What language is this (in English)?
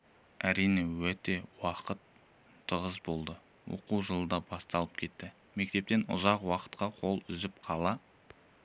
Kazakh